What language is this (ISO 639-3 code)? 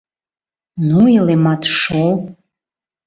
chm